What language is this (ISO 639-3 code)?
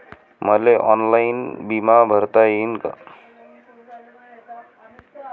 mar